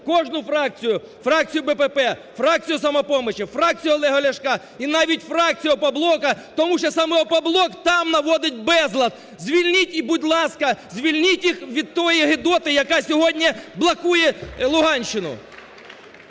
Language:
Ukrainian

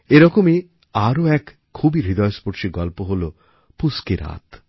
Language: Bangla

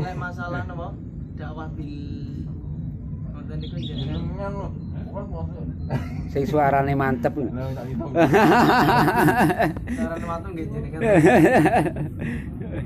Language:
Indonesian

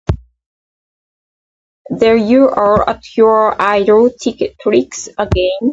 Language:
English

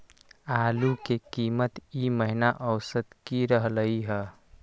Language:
Magahi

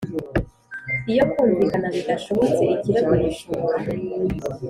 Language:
Kinyarwanda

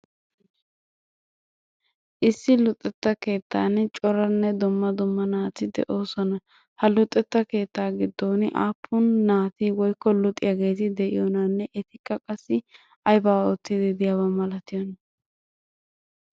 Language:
Wolaytta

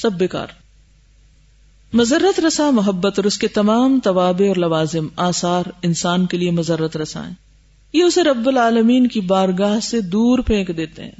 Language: Urdu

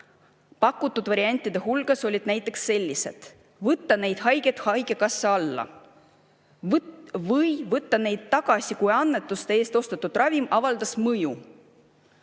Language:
Estonian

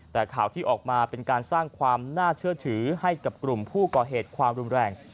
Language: Thai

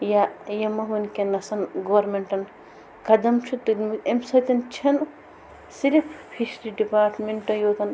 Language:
Kashmiri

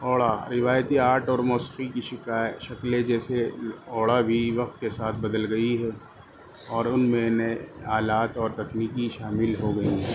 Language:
Urdu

